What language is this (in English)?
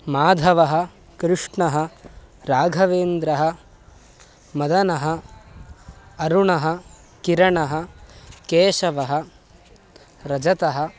Sanskrit